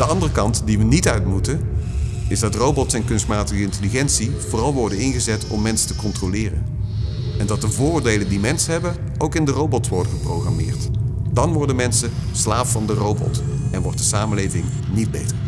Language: Dutch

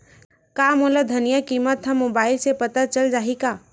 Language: Chhattisgarhi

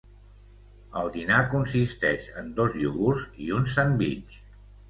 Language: Catalan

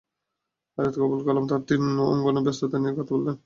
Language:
Bangla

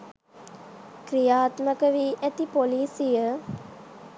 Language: Sinhala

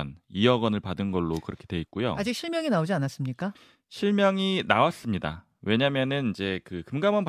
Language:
Korean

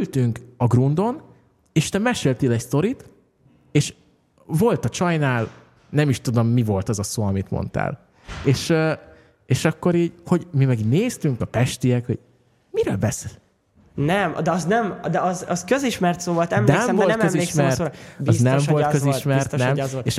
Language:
Hungarian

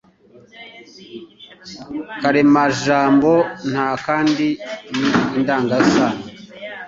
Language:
Kinyarwanda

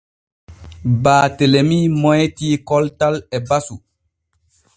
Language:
Borgu Fulfulde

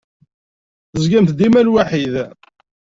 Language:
Kabyle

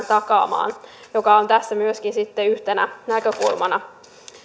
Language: Finnish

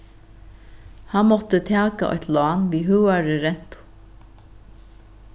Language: Faroese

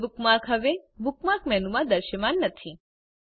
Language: Gujarati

